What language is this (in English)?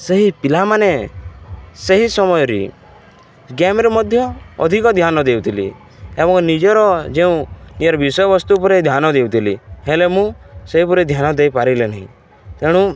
Odia